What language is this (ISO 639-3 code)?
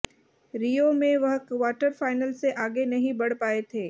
hin